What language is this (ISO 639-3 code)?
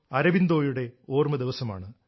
mal